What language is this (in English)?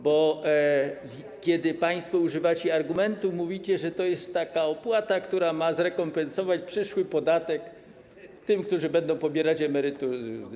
Polish